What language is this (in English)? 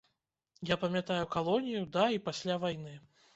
Belarusian